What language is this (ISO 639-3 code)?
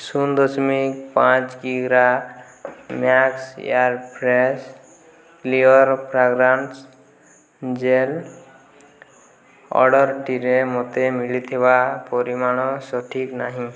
ori